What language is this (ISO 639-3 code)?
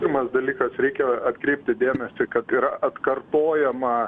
lit